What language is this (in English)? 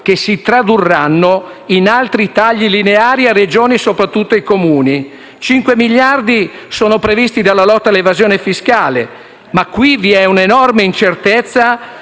Italian